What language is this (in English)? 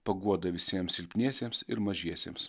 Lithuanian